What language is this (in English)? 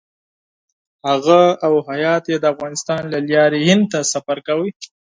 Pashto